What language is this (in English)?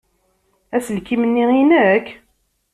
Kabyle